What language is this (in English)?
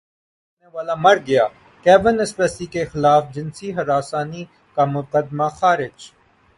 Urdu